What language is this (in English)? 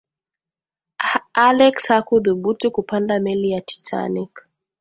Swahili